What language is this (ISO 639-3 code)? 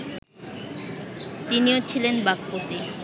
ben